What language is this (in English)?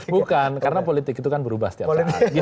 Indonesian